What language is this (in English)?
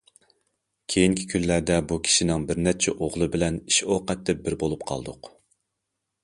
Uyghur